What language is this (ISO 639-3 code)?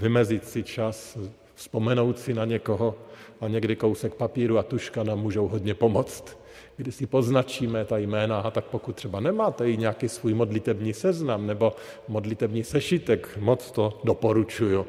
ces